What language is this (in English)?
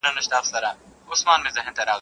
Pashto